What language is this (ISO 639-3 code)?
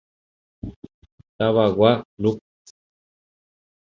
grn